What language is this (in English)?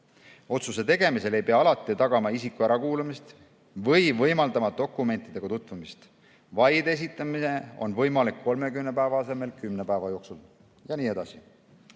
Estonian